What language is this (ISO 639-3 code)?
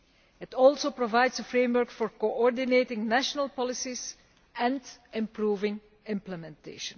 eng